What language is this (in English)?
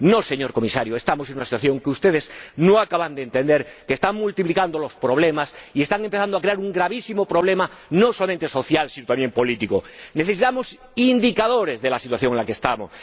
Spanish